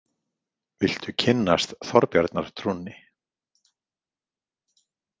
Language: Icelandic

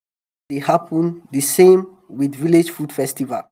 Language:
Nigerian Pidgin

